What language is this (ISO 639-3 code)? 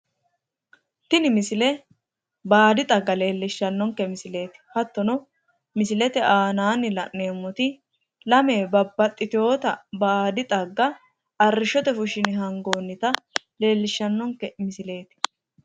sid